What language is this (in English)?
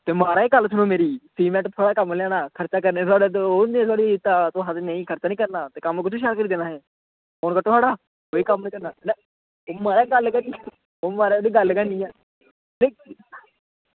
Dogri